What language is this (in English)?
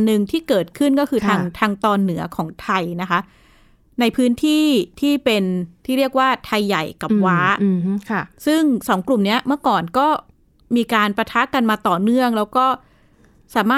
Thai